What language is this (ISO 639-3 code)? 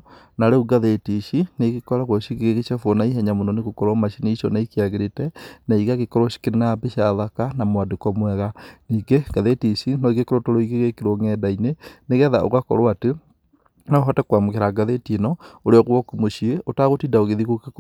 kik